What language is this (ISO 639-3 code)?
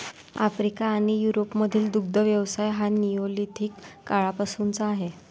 mar